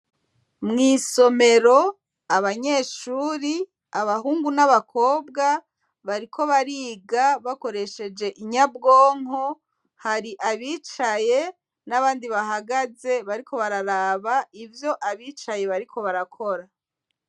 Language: Rundi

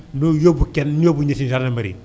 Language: Wolof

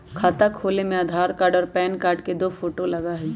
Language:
Magahi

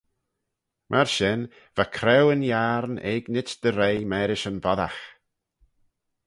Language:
Manx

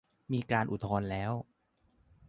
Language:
Thai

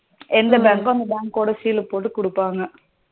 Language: Tamil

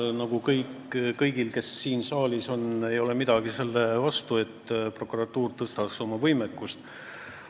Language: Estonian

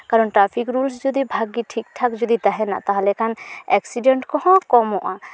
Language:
Santali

